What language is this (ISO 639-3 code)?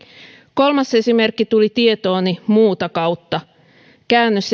fin